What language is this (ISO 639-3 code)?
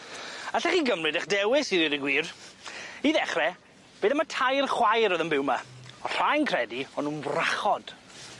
cym